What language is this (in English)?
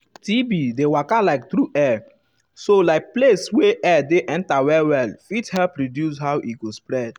Nigerian Pidgin